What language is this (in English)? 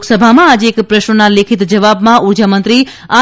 Gujarati